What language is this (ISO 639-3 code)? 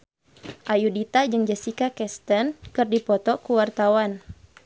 sun